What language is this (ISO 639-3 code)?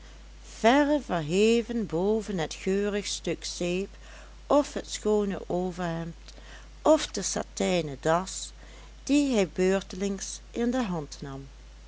nld